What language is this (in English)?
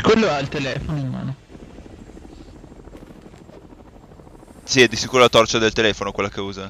Italian